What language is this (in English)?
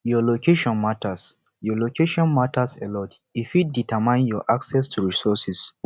Nigerian Pidgin